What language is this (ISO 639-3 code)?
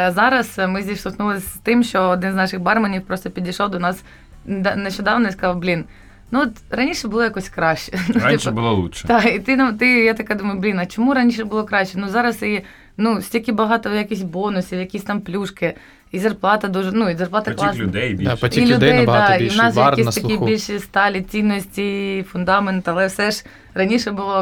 ukr